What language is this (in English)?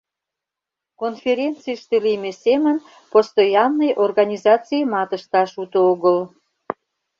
Mari